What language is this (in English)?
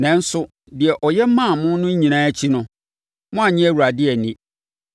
Akan